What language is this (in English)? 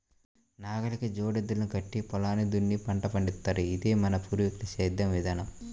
Telugu